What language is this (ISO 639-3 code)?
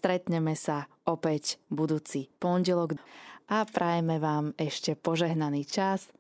slk